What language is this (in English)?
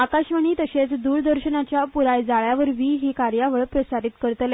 Konkani